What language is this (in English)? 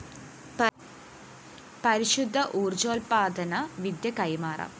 Malayalam